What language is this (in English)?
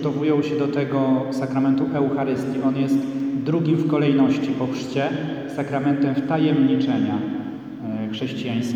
Polish